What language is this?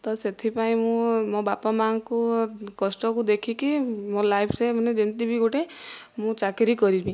Odia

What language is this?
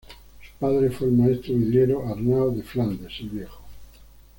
Spanish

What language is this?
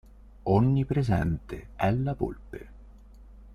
Italian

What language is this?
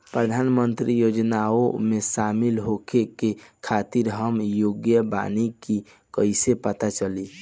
Bhojpuri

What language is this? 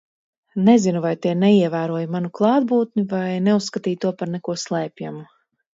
Latvian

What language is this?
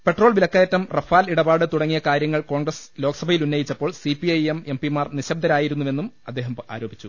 Malayalam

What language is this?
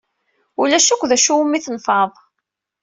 Kabyle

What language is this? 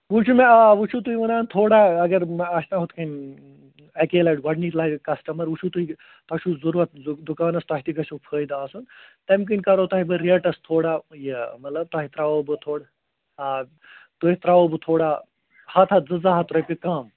Kashmiri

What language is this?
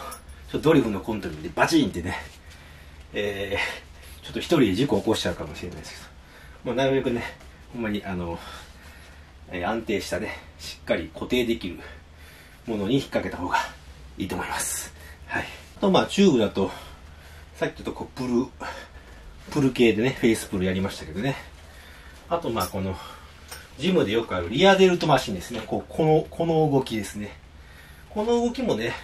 Japanese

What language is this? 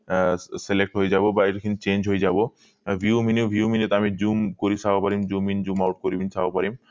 Assamese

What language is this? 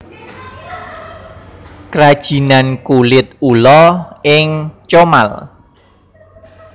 Javanese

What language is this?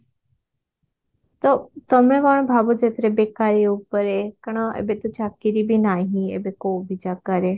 Odia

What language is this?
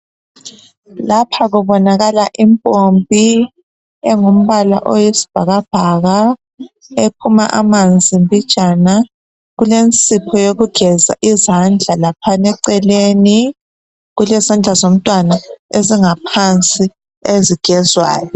North Ndebele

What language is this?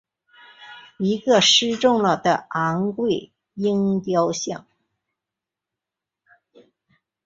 Chinese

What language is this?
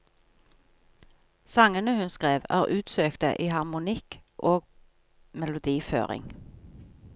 Norwegian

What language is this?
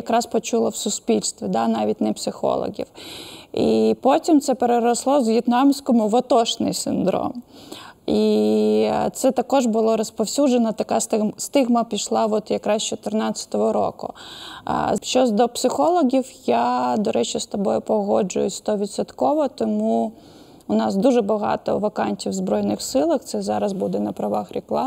Ukrainian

